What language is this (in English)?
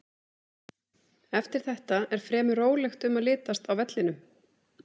Icelandic